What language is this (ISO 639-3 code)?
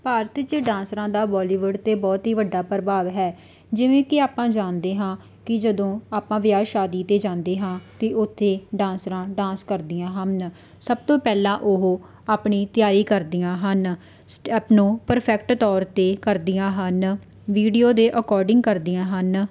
pan